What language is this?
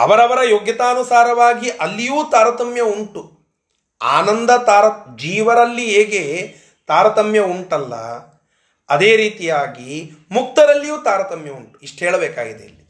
Kannada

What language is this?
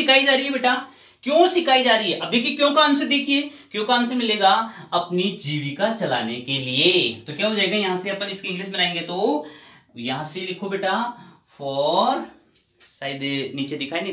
Hindi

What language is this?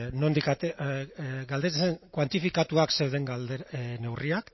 Basque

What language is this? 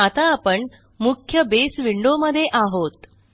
Marathi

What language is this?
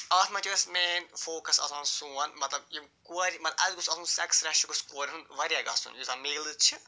Kashmiri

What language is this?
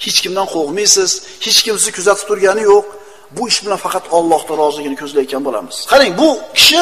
Turkish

